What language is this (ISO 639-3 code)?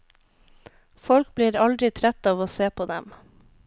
nor